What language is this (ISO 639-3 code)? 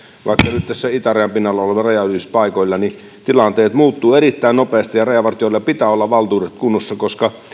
fin